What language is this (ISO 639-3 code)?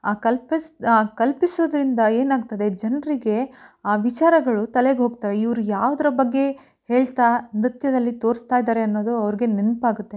kan